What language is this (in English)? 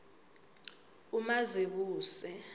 South Ndebele